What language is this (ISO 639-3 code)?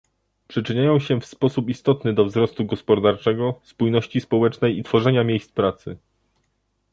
pol